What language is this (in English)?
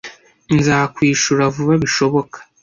Kinyarwanda